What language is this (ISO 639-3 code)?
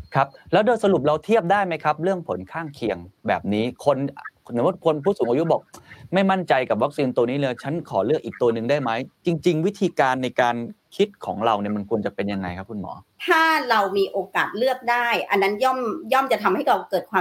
tha